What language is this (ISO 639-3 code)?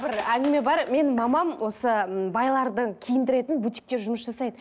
kaz